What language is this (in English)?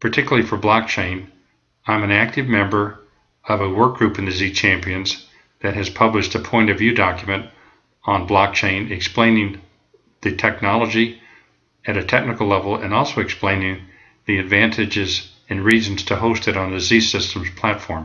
English